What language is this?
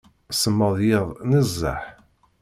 Kabyle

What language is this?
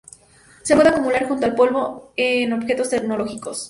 Spanish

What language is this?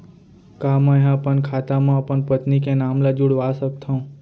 Chhattisgarhi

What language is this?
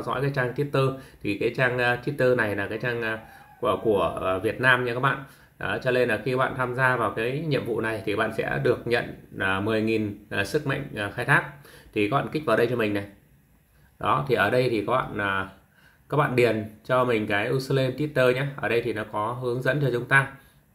Vietnamese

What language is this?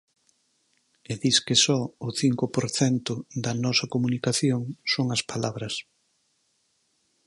Galician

